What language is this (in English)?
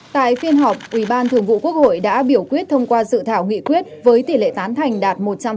Vietnamese